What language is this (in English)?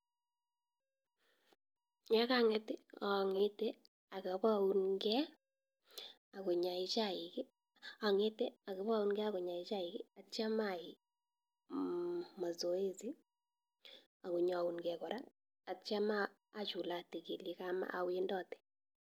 Kalenjin